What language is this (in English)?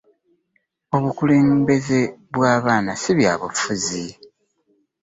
Ganda